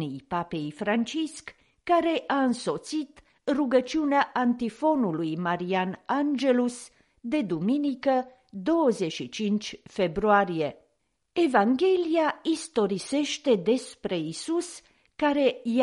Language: Romanian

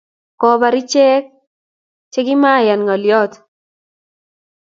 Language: Kalenjin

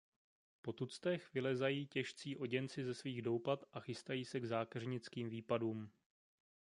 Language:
Czech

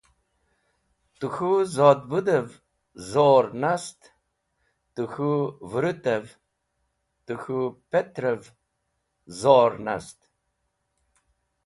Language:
Wakhi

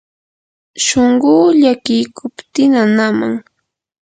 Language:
Yanahuanca Pasco Quechua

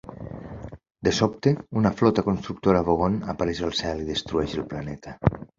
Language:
Catalan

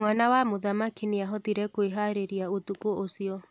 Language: Kikuyu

